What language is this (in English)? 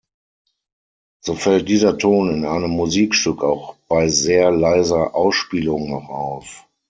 German